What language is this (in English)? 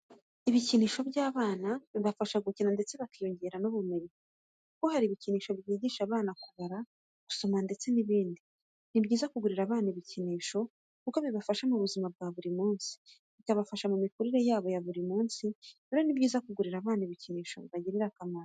Kinyarwanda